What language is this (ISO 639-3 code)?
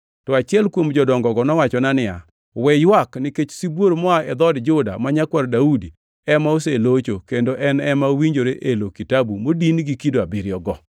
luo